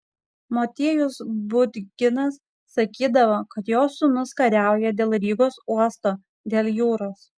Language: Lithuanian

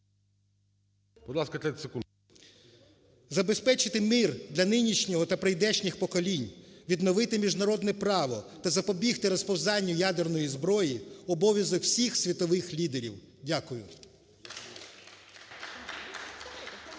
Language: Ukrainian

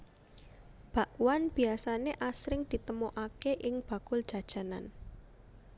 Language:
Javanese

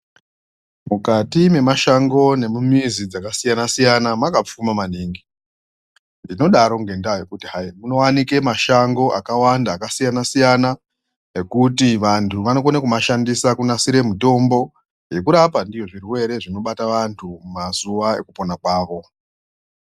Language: Ndau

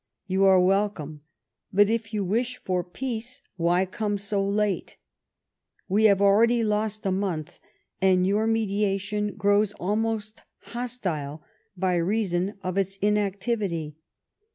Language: English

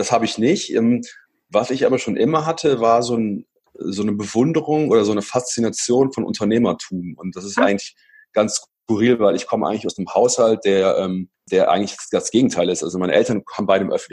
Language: German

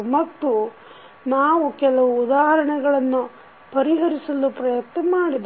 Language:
Kannada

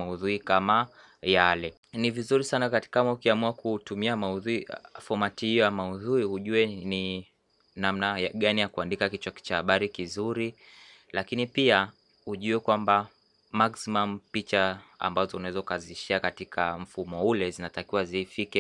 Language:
Swahili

